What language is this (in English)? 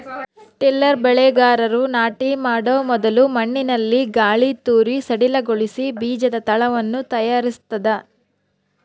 Kannada